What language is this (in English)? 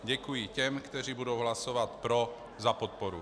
Czech